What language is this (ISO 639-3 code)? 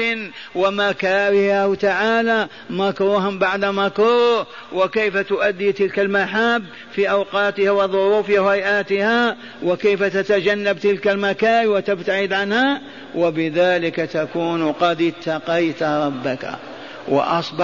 ara